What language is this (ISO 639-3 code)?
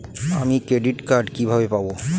ben